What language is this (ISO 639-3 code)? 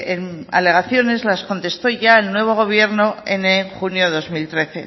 spa